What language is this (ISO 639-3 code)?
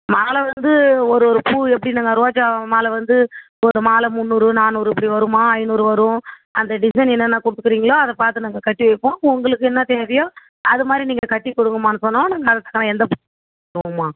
tam